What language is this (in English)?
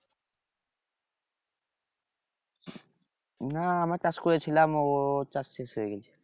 Bangla